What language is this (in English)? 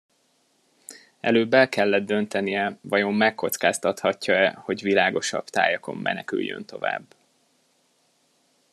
Hungarian